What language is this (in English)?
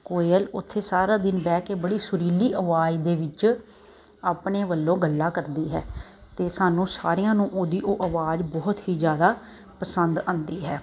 Punjabi